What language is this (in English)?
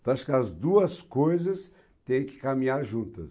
Portuguese